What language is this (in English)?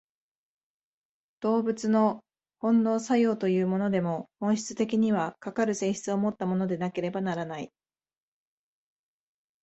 Japanese